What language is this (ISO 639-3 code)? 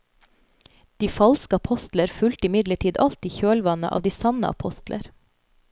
nor